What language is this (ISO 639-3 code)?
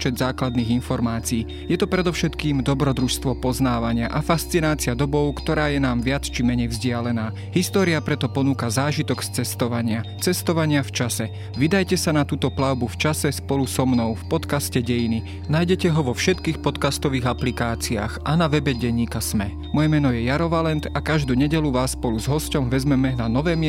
slk